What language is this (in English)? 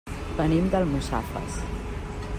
Catalan